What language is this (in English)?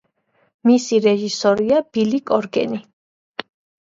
Georgian